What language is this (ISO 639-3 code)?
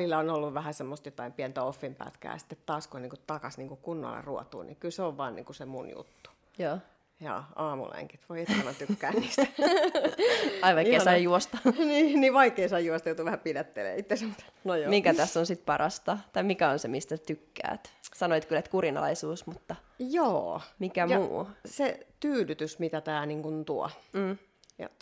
fin